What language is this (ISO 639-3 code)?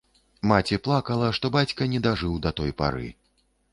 bel